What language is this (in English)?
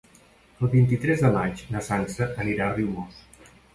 Catalan